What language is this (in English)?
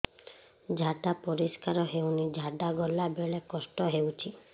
Odia